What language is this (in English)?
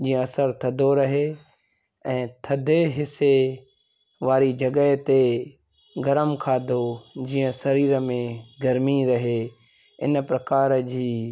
Sindhi